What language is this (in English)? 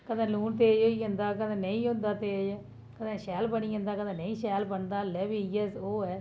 Dogri